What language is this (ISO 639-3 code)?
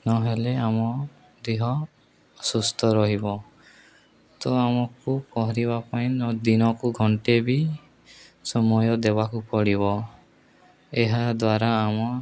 ori